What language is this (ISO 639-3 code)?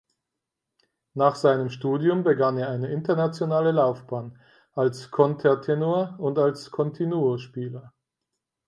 deu